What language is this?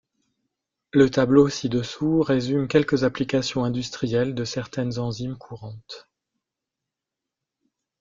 French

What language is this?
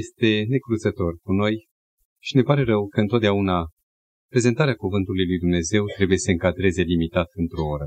Romanian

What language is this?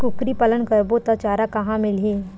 Chhattisgarhi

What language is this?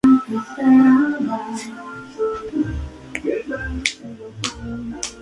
Spanish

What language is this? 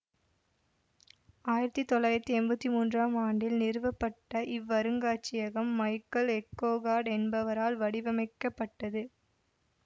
Tamil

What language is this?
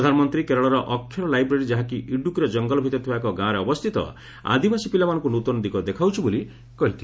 Odia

